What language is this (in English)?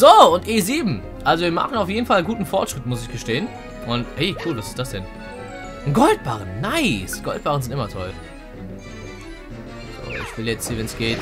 German